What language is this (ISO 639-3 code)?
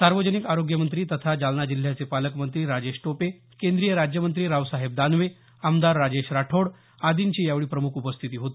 mar